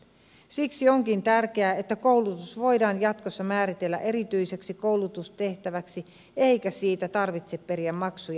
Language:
Finnish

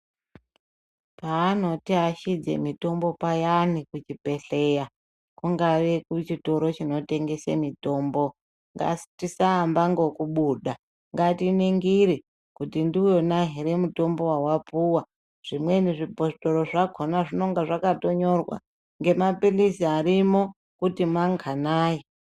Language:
Ndau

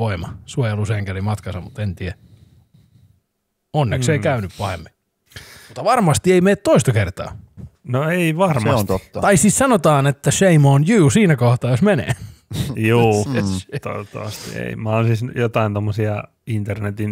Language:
Finnish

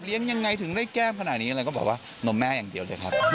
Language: Thai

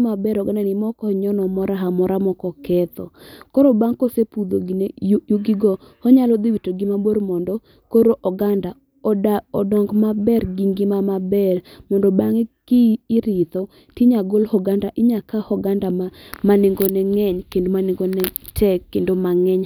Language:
Luo (Kenya and Tanzania)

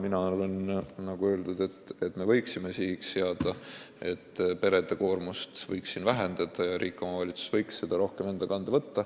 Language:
Estonian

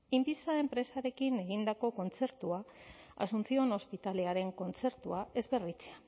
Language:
Basque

